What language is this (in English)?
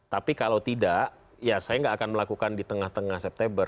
Indonesian